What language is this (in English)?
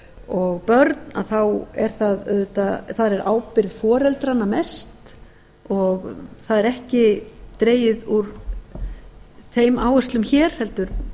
Icelandic